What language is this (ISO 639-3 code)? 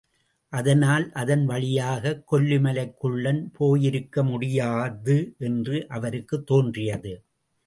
tam